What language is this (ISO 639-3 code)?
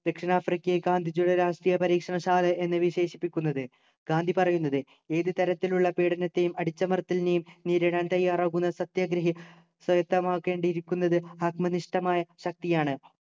mal